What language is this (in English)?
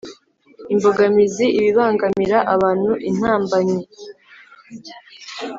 Kinyarwanda